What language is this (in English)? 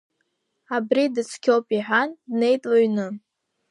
Abkhazian